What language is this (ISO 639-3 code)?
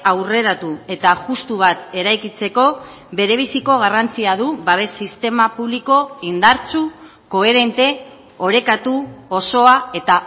eus